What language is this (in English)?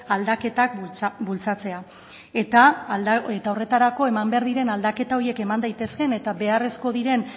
Basque